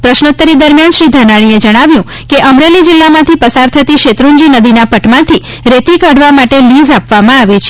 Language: Gujarati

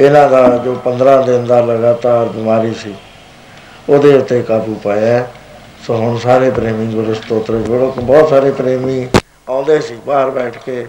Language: Punjabi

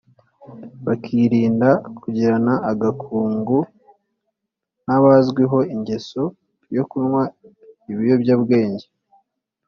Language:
Kinyarwanda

